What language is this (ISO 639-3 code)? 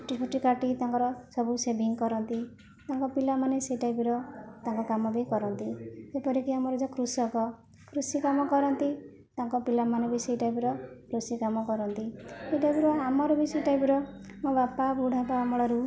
ori